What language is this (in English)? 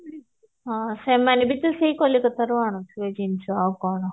Odia